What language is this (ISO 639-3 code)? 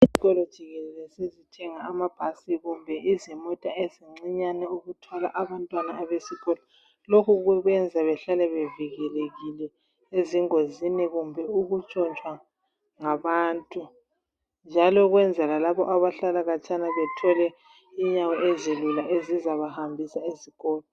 nde